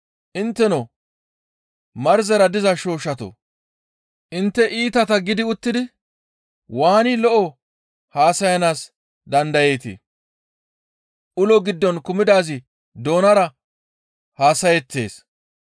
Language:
Gamo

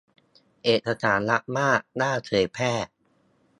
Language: Thai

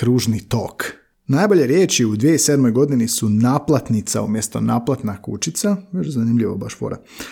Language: Croatian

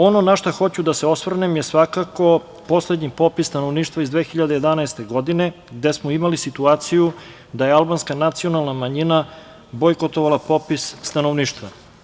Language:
Serbian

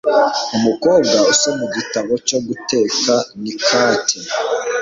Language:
Kinyarwanda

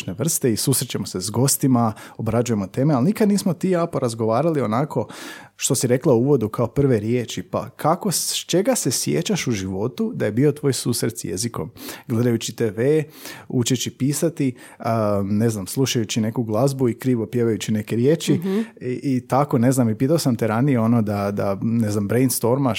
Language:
Croatian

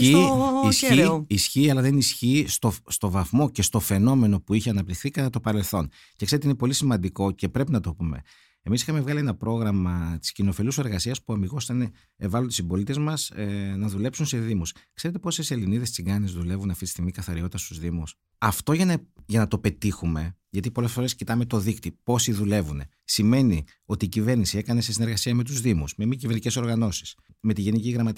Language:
Greek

